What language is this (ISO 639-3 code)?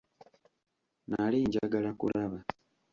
lug